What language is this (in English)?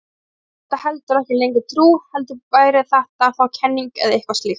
Icelandic